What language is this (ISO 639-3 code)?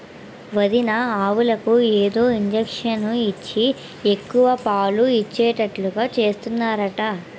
tel